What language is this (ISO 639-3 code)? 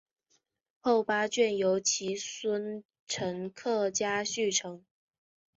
zho